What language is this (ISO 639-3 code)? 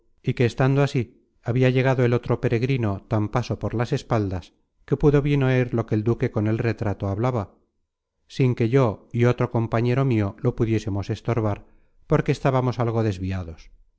spa